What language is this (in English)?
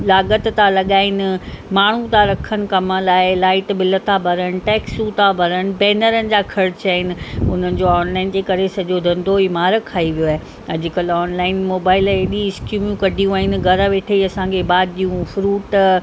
Sindhi